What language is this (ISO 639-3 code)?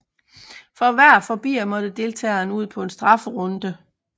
dan